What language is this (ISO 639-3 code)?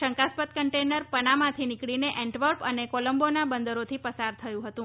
guj